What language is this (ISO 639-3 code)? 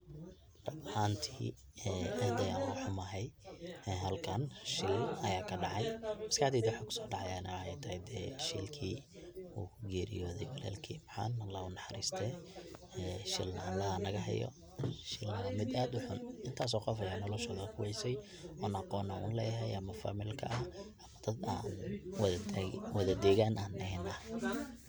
som